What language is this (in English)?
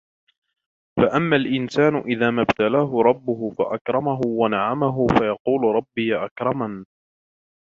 Arabic